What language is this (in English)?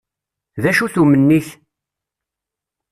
Kabyle